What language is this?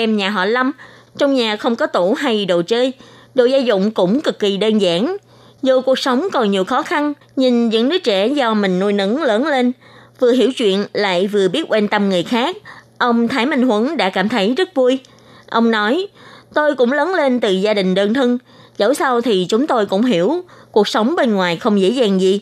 Vietnamese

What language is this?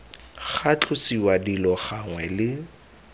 Tswana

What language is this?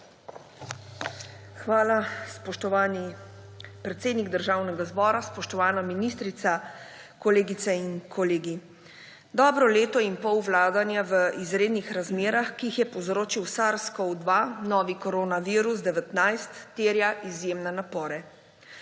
Slovenian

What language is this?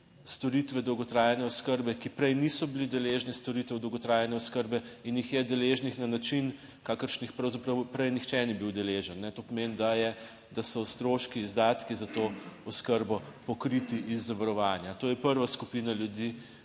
Slovenian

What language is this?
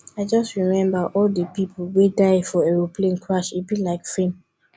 Nigerian Pidgin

